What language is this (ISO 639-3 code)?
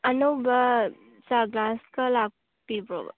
mni